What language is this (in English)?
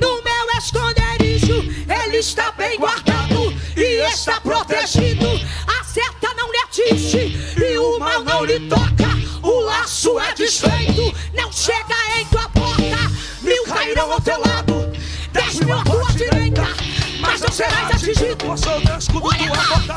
Portuguese